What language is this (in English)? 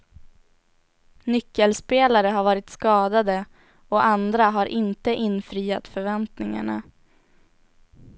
Swedish